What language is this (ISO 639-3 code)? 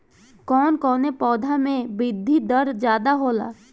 bho